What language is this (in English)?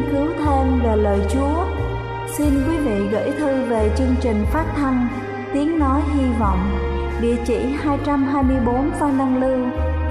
Vietnamese